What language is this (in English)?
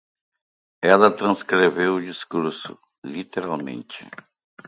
Portuguese